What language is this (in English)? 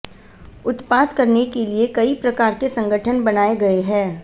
Hindi